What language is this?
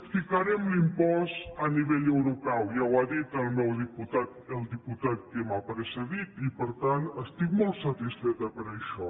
Catalan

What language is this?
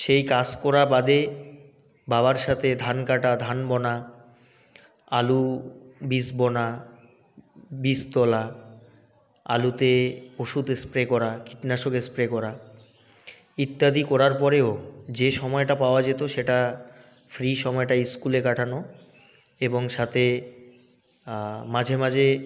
Bangla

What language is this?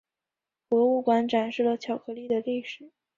Chinese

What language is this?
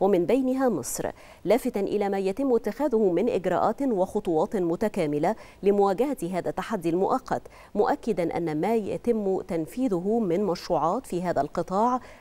Arabic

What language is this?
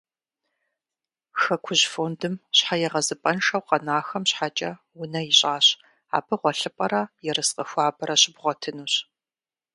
Kabardian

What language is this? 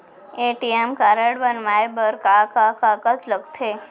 Chhattisgarhi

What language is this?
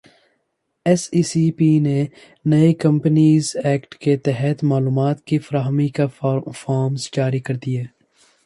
Urdu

